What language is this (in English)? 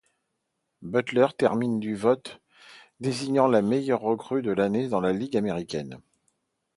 French